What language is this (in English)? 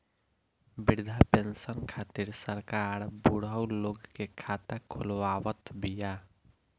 Bhojpuri